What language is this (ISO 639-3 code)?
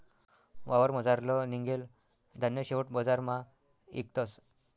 mar